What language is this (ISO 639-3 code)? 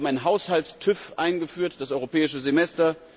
deu